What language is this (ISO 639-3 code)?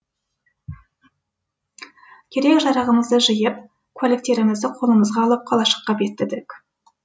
kaz